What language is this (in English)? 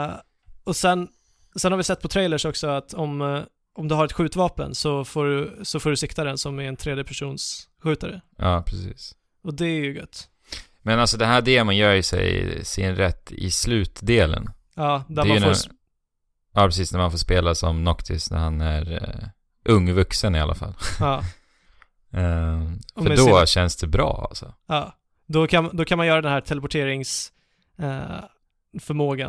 Swedish